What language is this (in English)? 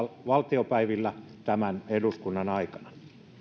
Finnish